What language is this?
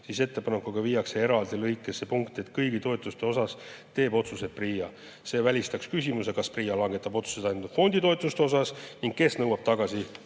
Estonian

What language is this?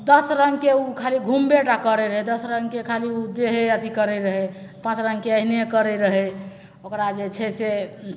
Maithili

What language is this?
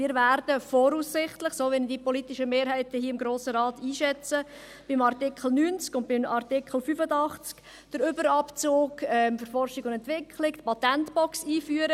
Swiss German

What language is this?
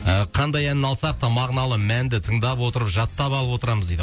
Kazakh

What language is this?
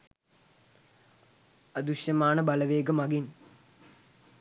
Sinhala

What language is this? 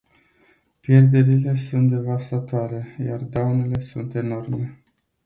Romanian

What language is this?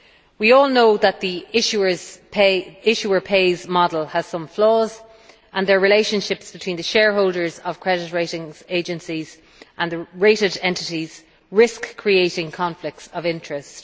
English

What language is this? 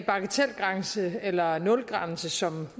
Danish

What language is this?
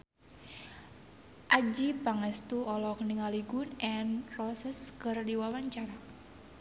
Sundanese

